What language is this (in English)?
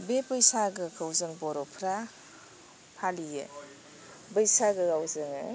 Bodo